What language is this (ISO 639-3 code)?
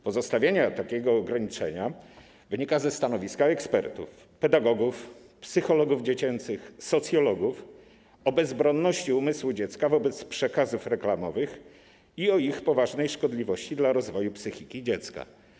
pol